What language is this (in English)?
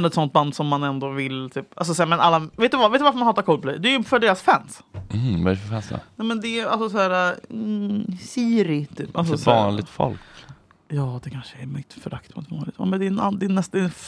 Swedish